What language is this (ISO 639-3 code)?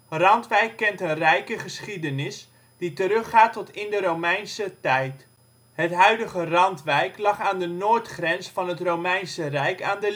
nld